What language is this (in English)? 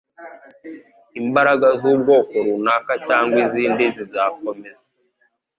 Kinyarwanda